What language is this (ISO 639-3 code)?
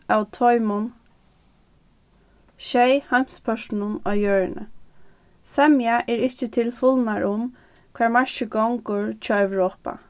fao